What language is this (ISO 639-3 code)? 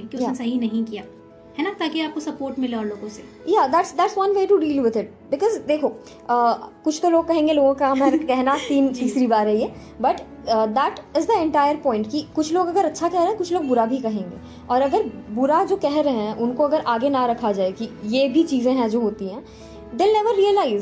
hin